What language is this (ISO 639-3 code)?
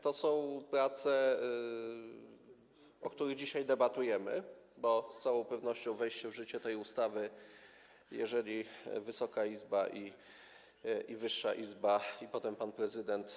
pol